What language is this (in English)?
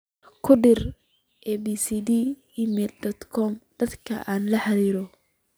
Somali